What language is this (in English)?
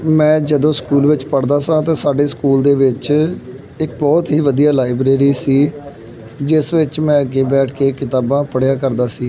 Punjabi